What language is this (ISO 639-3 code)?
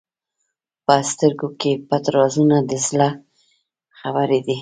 pus